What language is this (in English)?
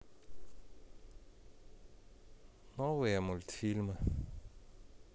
Russian